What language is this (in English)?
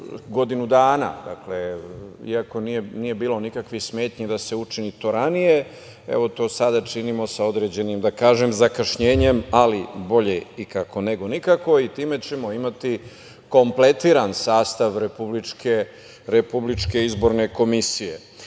Serbian